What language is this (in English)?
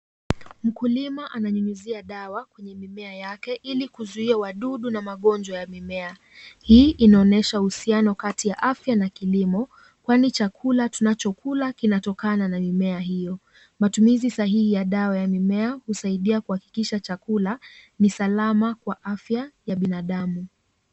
Swahili